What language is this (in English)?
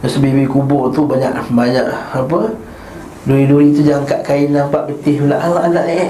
Malay